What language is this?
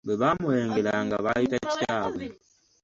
Ganda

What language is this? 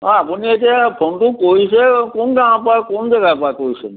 Assamese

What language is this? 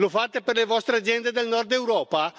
Italian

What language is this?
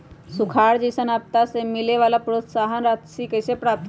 Magahi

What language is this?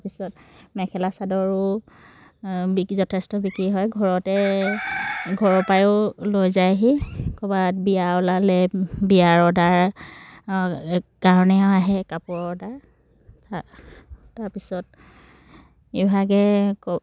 Assamese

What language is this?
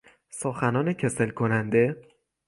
Persian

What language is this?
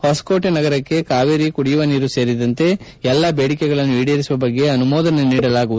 Kannada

